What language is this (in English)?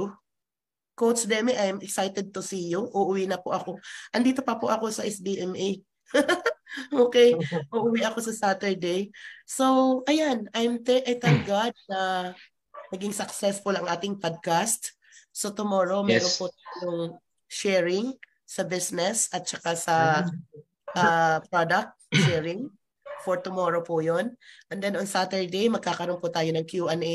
Filipino